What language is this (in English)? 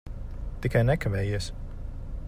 Latvian